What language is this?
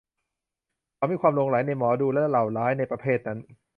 Thai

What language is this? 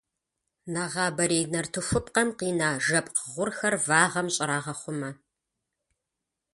Kabardian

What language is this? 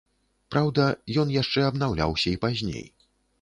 Belarusian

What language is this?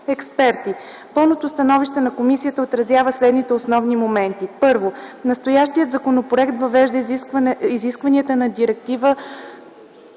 Bulgarian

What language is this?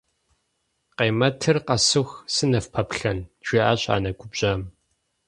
Kabardian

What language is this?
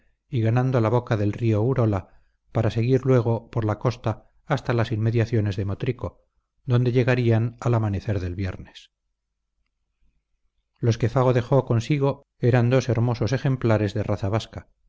Spanish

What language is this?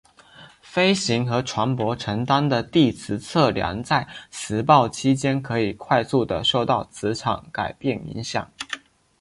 Chinese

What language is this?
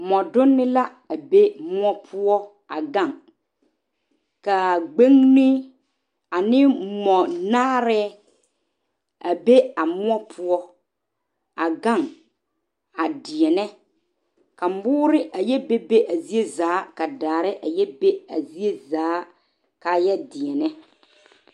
Southern Dagaare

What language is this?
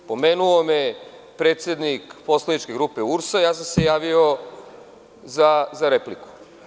Serbian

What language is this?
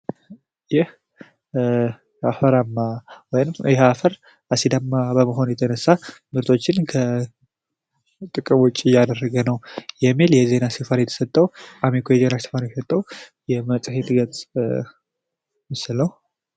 Amharic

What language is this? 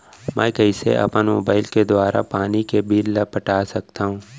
Chhattisgarhi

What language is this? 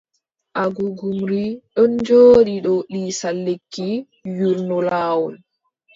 Adamawa Fulfulde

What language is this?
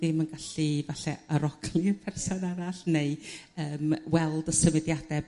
Welsh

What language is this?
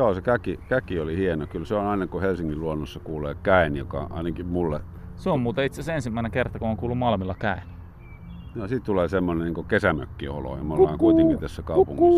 Finnish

